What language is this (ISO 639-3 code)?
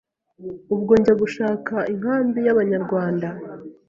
kin